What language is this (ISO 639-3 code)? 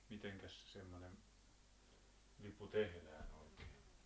fin